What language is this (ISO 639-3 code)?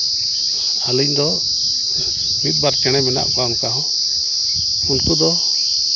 sat